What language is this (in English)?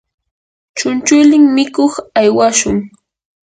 Yanahuanca Pasco Quechua